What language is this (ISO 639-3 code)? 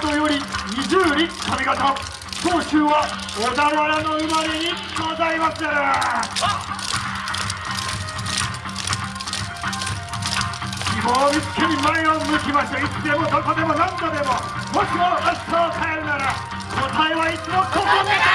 jpn